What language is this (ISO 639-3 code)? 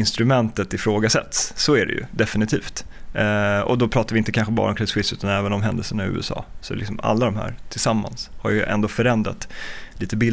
swe